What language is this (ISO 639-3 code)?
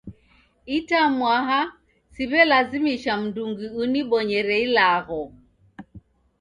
dav